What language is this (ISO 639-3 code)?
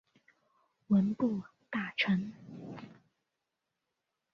zho